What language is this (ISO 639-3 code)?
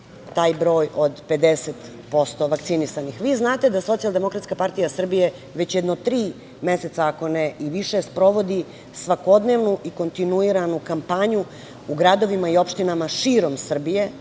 srp